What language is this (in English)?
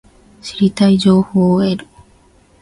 Japanese